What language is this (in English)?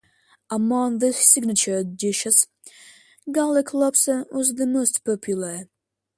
English